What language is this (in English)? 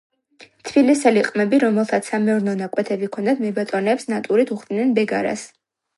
Georgian